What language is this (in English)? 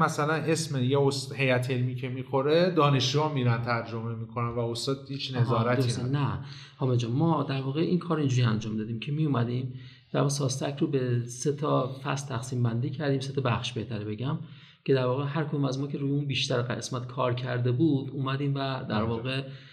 Persian